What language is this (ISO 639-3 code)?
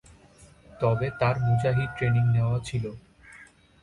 ben